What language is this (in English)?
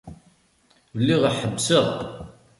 Kabyle